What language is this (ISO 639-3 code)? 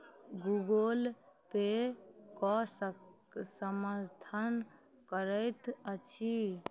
mai